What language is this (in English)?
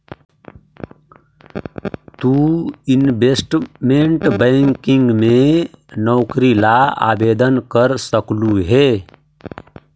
Magahi